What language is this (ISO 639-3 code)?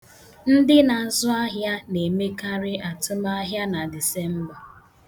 ibo